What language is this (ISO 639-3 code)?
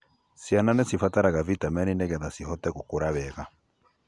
kik